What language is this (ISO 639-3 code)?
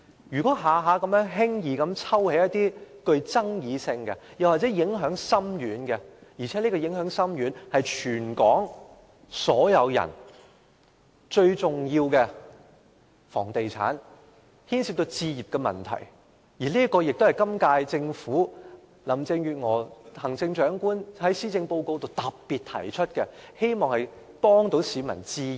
yue